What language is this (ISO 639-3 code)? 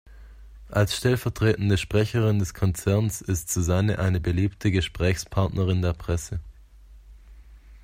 deu